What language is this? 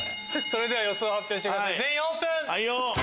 Japanese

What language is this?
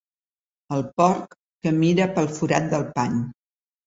Catalan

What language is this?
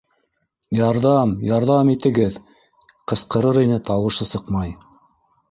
Bashkir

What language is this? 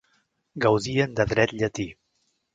Catalan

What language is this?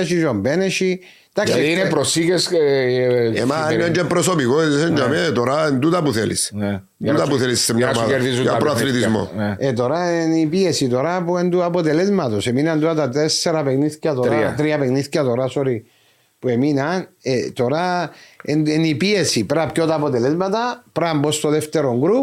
Greek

